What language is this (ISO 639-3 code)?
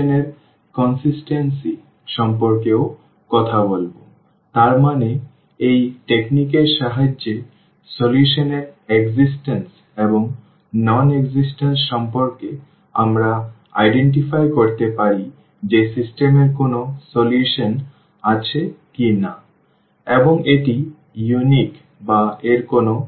ben